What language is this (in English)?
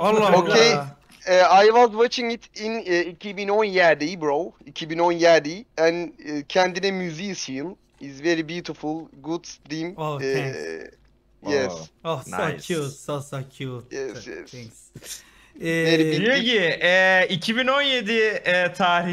Turkish